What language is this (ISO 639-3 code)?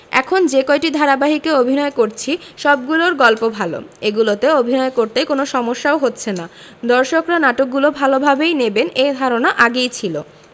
ben